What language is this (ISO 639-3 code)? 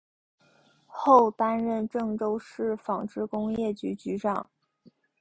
zho